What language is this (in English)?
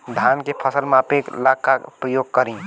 Bhojpuri